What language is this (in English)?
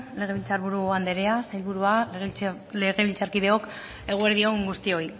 Basque